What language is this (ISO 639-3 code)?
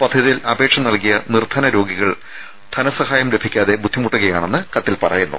mal